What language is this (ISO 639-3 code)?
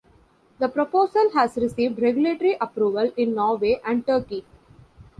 eng